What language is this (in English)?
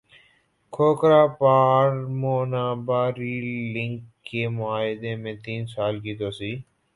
Urdu